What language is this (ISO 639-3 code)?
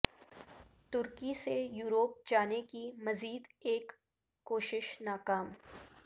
urd